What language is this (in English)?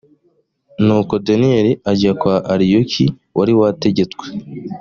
Kinyarwanda